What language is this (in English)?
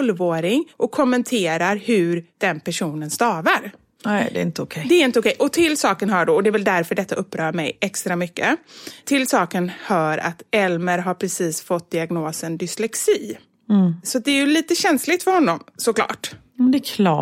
Swedish